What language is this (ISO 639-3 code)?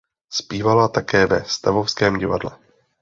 ces